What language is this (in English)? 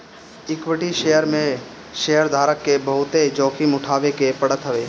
Bhojpuri